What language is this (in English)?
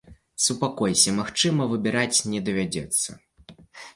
Belarusian